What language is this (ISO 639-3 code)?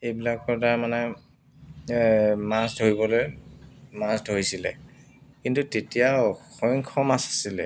asm